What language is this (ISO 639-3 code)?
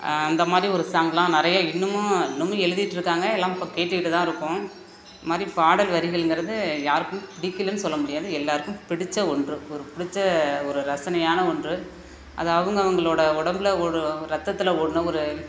tam